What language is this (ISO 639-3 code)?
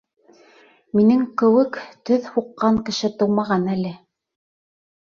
bak